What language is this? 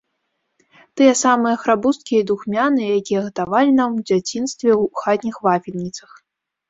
Belarusian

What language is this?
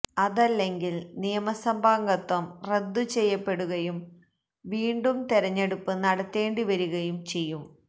Malayalam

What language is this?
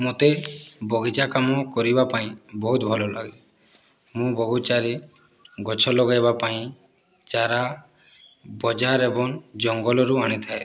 Odia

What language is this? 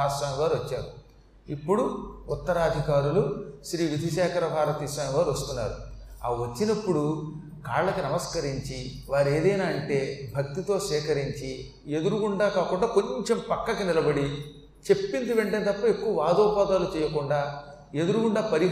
Telugu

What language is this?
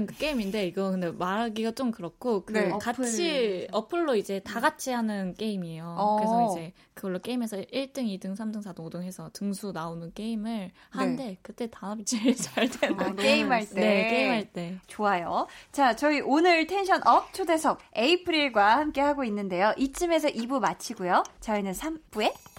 Korean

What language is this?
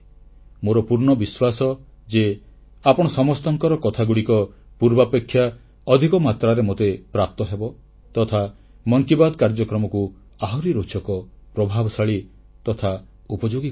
Odia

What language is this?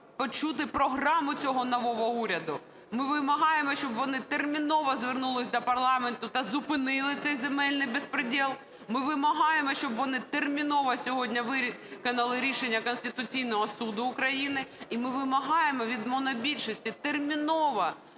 Ukrainian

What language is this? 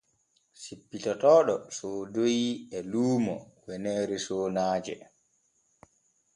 Borgu Fulfulde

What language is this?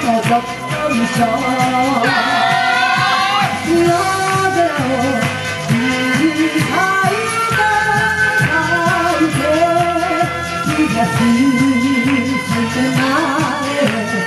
Japanese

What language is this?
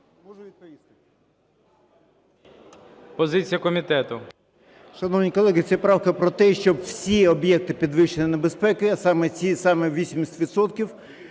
Ukrainian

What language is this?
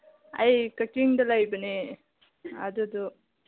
Manipuri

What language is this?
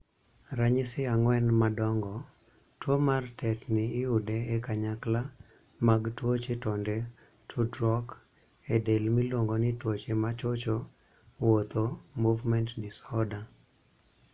Luo (Kenya and Tanzania)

